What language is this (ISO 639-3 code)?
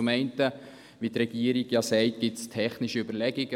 gsw